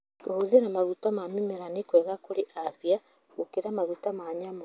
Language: Kikuyu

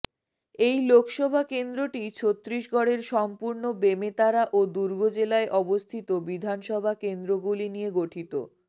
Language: Bangla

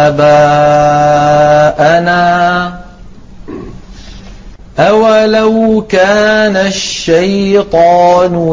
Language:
Arabic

